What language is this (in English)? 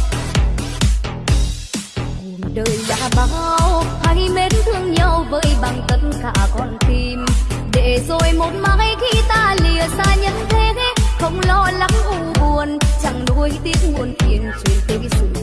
Vietnamese